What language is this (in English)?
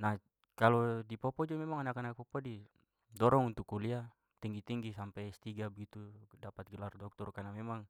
Papuan Malay